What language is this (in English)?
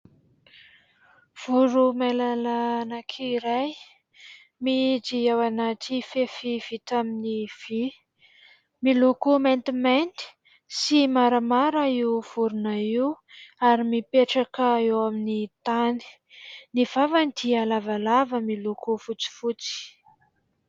Malagasy